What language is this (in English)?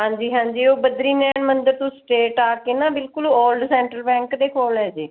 Punjabi